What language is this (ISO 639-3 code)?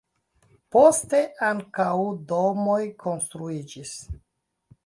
epo